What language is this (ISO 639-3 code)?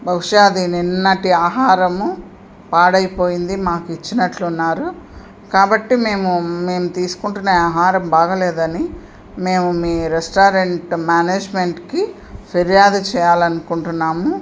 tel